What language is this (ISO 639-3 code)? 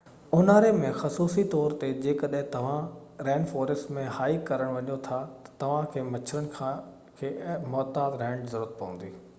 snd